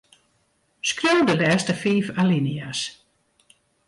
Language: Western Frisian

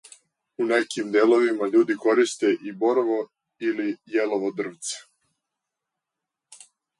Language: Serbian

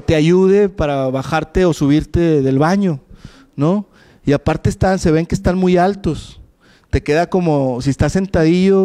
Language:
Spanish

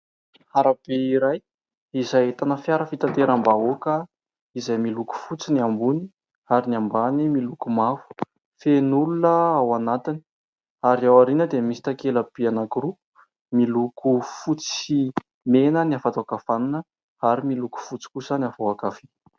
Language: Malagasy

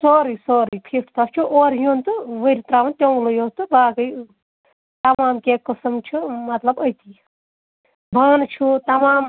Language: Kashmiri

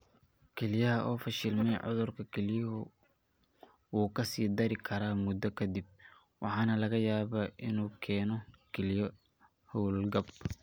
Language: Somali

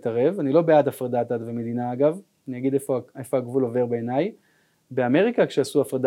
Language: Hebrew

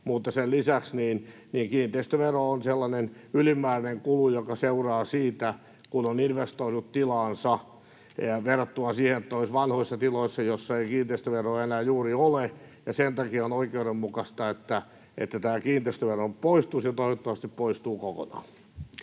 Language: Finnish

